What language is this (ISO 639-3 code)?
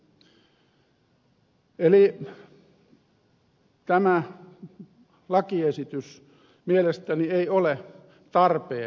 fin